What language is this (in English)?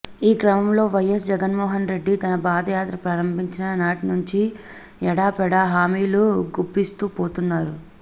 Telugu